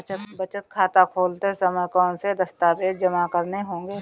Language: Hindi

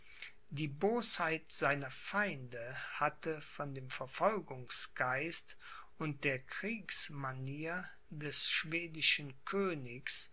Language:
German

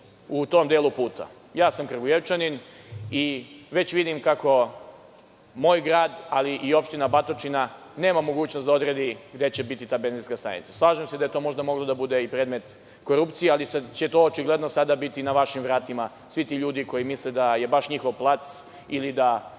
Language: Serbian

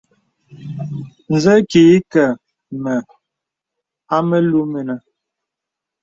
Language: Bebele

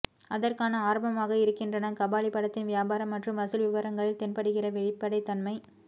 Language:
Tamil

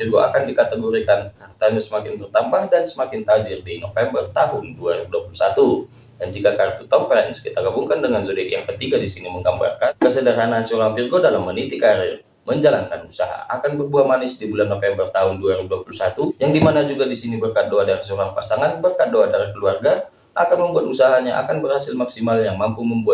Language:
Indonesian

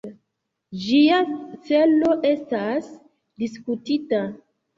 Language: Esperanto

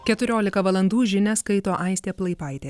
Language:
Lithuanian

